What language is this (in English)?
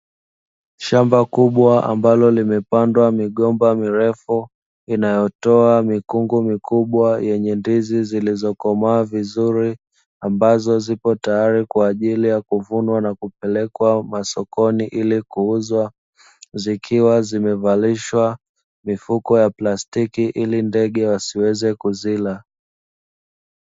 Swahili